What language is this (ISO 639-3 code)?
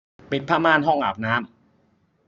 tha